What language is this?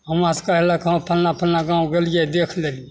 Maithili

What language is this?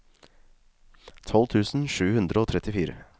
Norwegian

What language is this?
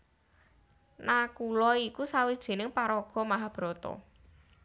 Javanese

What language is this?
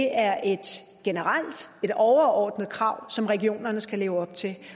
Danish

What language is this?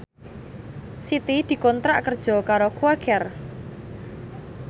Javanese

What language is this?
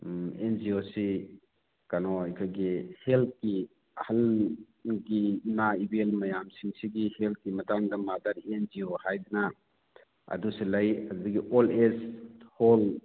Manipuri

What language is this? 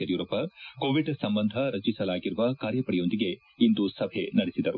Kannada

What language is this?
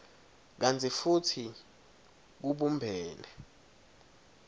Swati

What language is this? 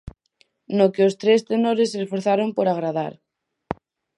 Galician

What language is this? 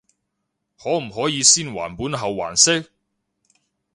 Cantonese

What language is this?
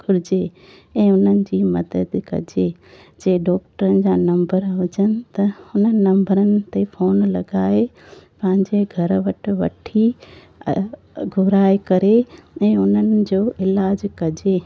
Sindhi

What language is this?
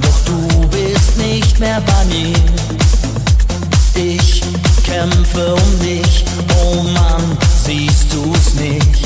Polish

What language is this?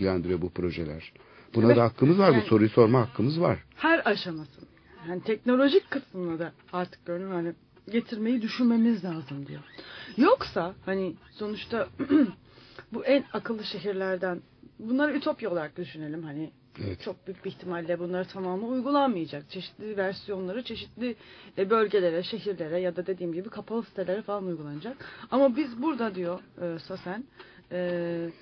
Turkish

